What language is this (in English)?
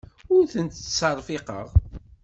Kabyle